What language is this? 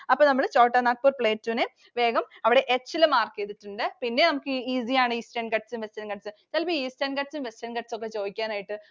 Malayalam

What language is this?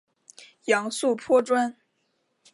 Chinese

